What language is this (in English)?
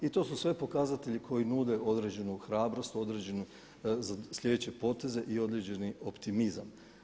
Croatian